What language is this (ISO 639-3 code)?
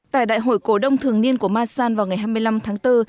vie